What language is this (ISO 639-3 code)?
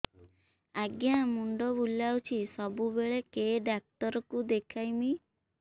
ori